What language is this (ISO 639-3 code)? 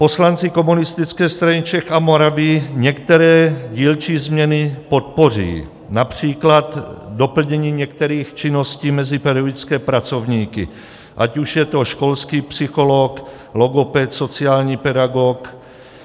ces